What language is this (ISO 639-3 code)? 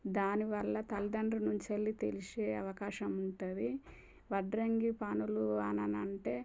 tel